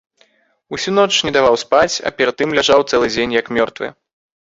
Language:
Belarusian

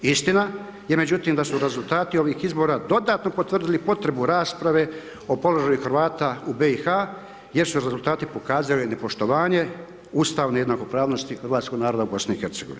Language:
Croatian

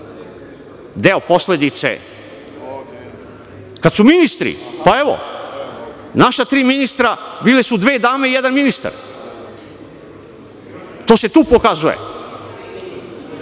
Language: Serbian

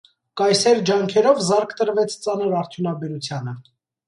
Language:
Armenian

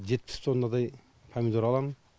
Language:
Kazakh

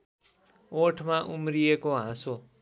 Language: Nepali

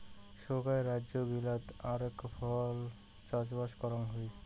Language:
Bangla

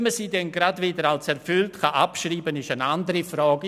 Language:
Swiss German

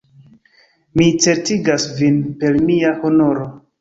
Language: Esperanto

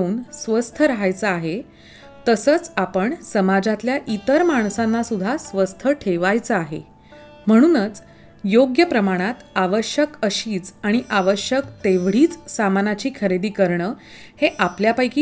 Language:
Marathi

